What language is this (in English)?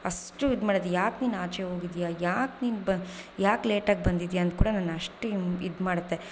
Kannada